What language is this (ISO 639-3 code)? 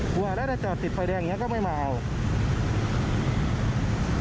tha